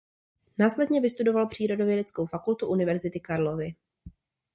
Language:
Czech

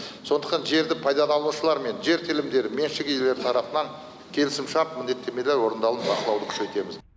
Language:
Kazakh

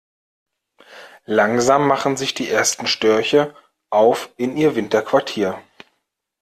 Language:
German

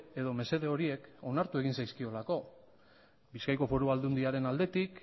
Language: Basque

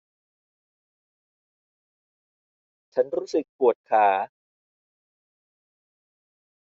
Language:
Thai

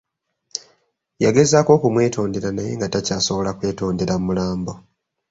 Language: Ganda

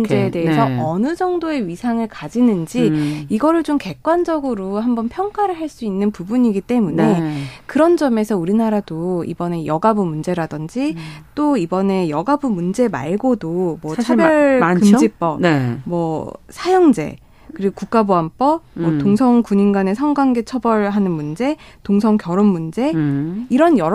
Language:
Korean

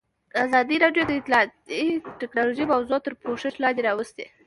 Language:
Pashto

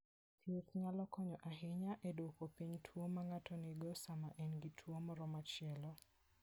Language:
Luo (Kenya and Tanzania)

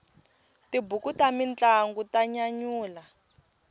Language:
Tsonga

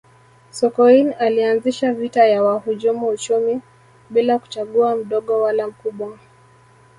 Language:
Swahili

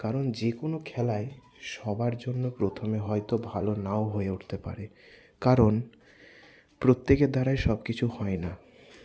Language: Bangla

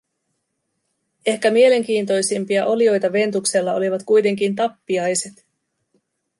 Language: Finnish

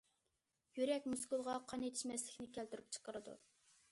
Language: Uyghur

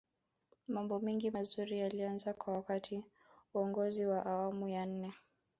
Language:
Swahili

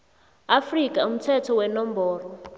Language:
South Ndebele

